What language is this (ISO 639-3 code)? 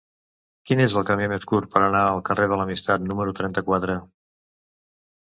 cat